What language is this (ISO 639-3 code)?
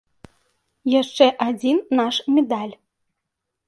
bel